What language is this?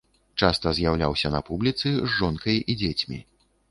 Belarusian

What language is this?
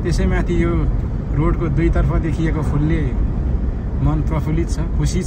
Romanian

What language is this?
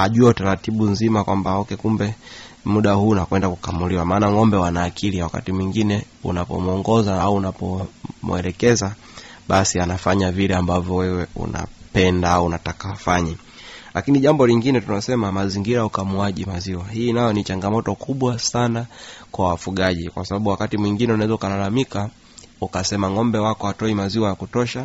Swahili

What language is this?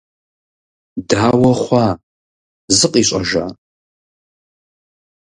Kabardian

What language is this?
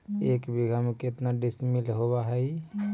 Magahi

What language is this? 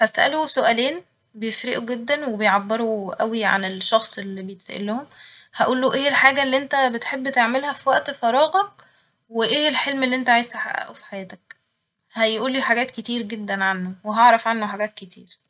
Egyptian Arabic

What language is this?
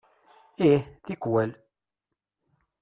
Kabyle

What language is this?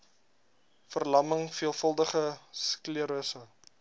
Afrikaans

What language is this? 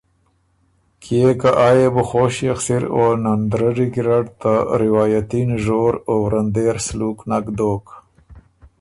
Ormuri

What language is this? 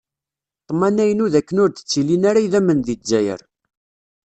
Kabyle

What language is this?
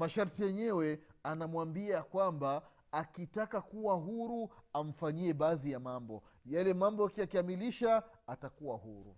Swahili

